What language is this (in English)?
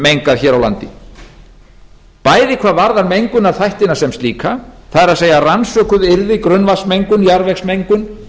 Icelandic